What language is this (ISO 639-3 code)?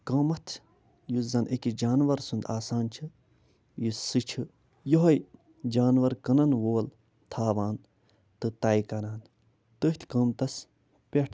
kas